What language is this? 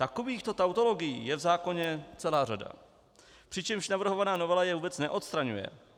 Czech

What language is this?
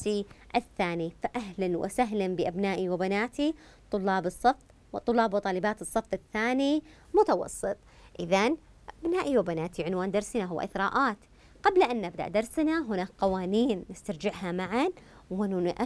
Arabic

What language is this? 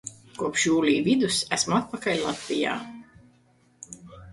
Latvian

